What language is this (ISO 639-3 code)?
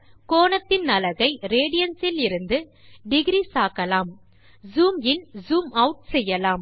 tam